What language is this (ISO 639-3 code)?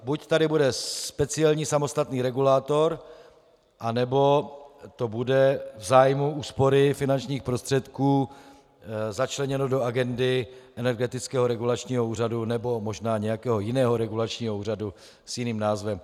ces